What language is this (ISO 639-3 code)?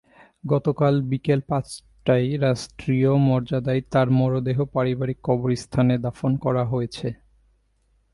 ben